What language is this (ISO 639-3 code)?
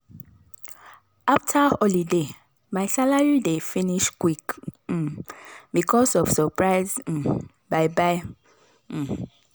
pcm